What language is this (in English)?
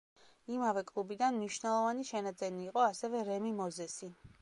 Georgian